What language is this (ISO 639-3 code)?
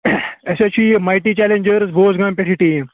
kas